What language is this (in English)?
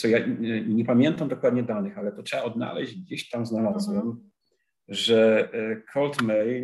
Polish